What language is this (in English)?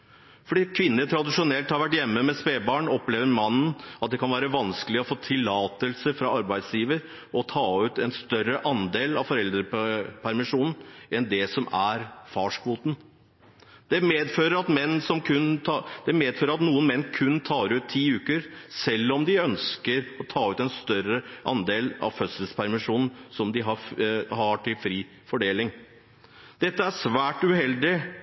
Norwegian Bokmål